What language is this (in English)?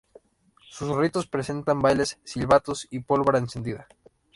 Spanish